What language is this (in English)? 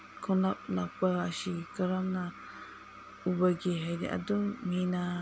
Manipuri